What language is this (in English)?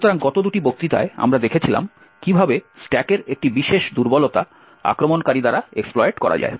Bangla